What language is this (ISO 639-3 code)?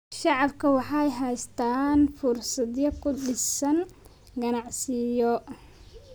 som